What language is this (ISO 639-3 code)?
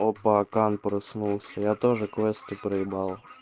rus